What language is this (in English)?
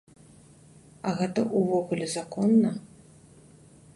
Belarusian